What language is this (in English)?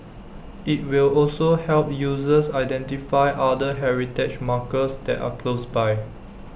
English